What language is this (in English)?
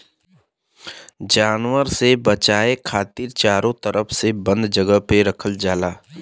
Bhojpuri